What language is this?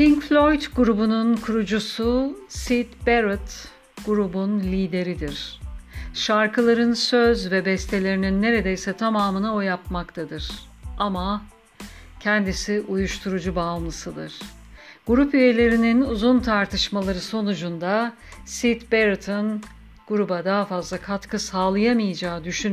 Turkish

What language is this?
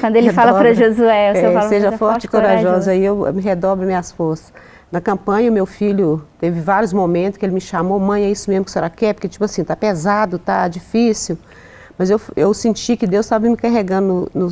Portuguese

